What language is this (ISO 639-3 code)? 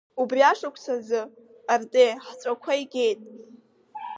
abk